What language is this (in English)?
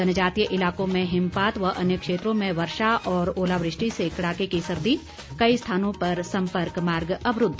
Hindi